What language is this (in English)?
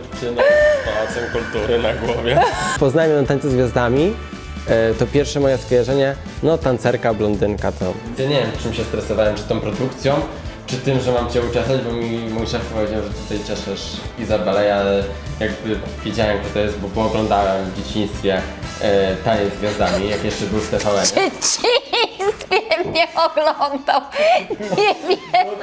Polish